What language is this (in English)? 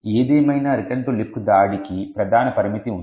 Telugu